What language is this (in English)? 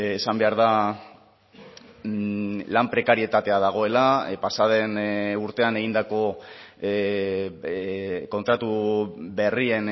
Basque